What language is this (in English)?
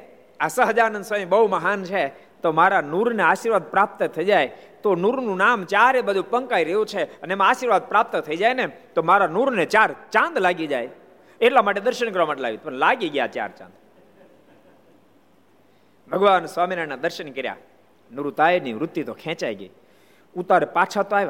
Gujarati